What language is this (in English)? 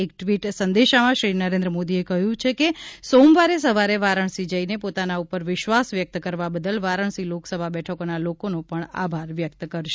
Gujarati